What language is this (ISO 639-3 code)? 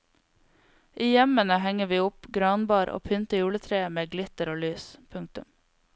nor